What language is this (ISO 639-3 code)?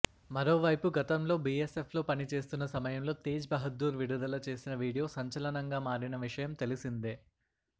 tel